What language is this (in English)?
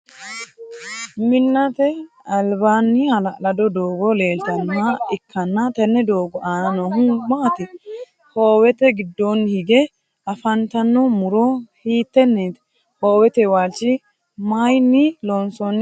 Sidamo